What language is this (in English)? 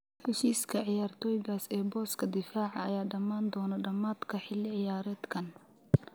Somali